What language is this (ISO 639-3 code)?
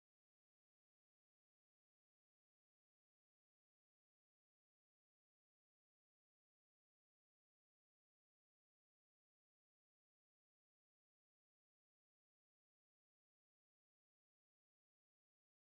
fra